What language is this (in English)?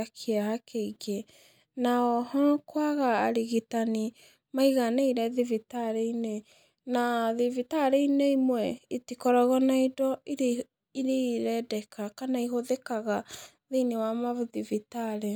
Kikuyu